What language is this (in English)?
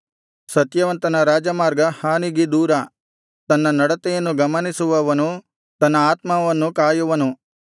Kannada